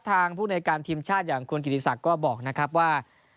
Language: Thai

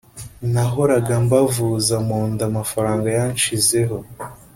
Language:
Kinyarwanda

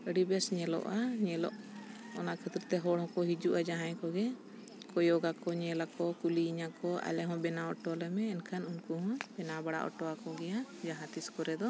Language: Santali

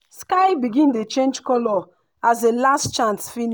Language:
Nigerian Pidgin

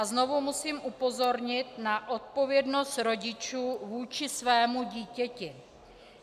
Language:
Czech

